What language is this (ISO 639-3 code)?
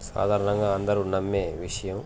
tel